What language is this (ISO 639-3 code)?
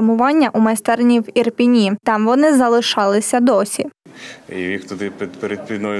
ukr